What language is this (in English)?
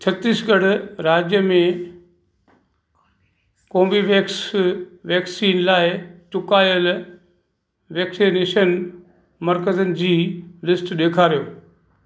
Sindhi